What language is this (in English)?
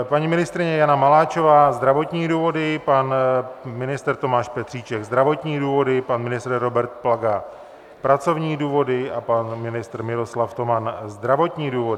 Czech